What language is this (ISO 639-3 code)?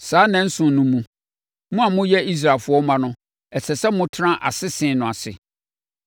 aka